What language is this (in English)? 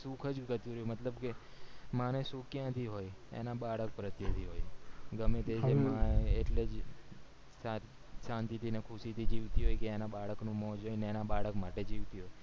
Gujarati